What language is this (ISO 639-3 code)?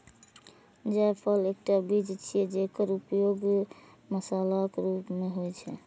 mai